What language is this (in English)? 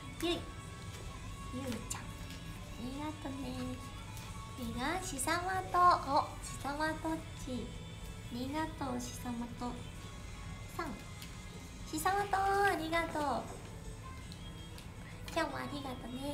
Japanese